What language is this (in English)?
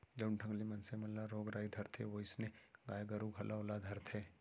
Chhattisgarhi